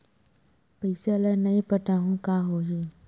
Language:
Chhattisgarhi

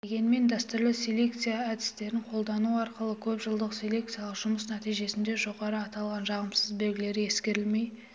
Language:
Kazakh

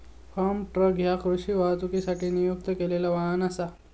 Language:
Marathi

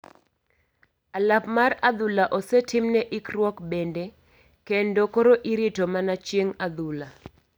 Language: Luo (Kenya and Tanzania)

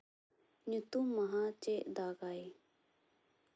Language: Santali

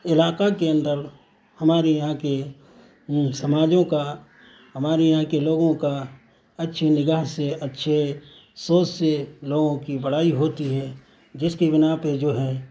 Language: Urdu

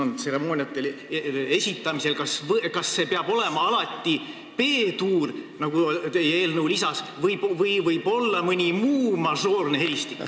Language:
Estonian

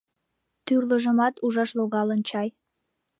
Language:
Mari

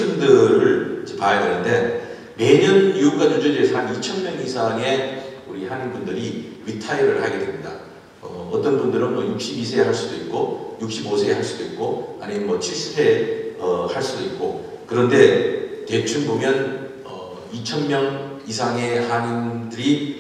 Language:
Korean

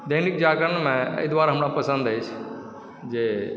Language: Maithili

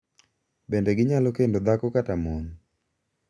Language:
Luo (Kenya and Tanzania)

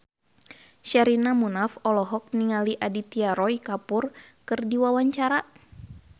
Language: Sundanese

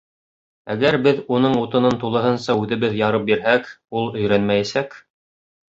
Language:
Bashkir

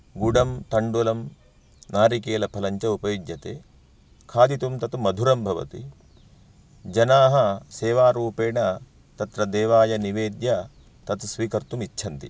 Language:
Sanskrit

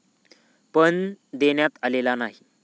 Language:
Marathi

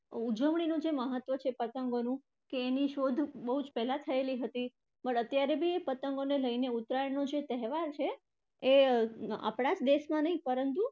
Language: Gujarati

